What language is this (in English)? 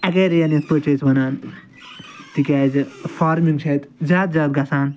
Kashmiri